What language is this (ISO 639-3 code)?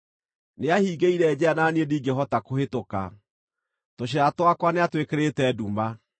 kik